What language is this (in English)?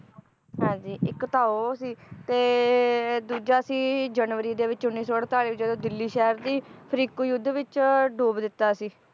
Punjabi